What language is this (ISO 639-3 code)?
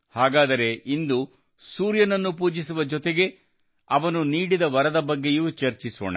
kan